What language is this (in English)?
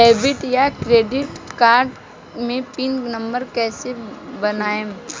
Bhojpuri